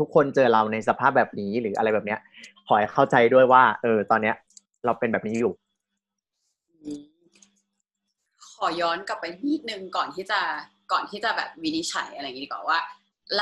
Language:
Thai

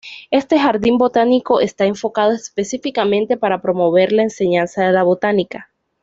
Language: Spanish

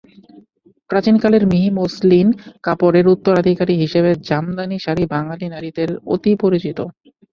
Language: Bangla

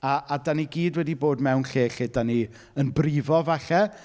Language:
Welsh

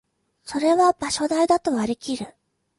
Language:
Japanese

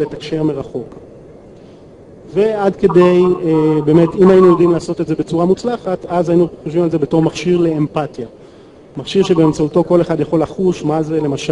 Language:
Hebrew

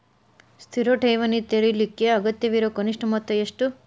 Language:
Kannada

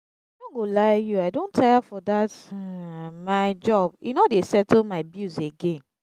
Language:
Nigerian Pidgin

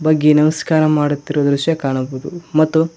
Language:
Kannada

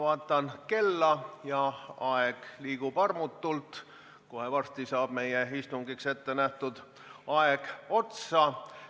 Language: Estonian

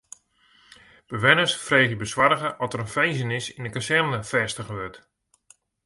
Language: Western Frisian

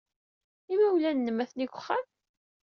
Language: Kabyle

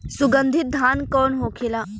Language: Bhojpuri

